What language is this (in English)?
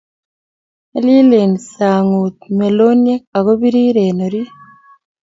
Kalenjin